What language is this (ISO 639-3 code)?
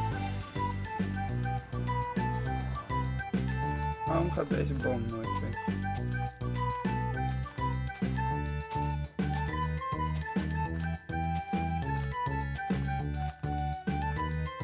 nld